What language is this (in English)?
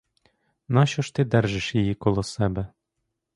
Ukrainian